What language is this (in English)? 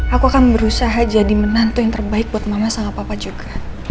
Indonesian